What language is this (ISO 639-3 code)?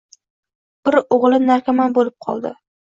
uzb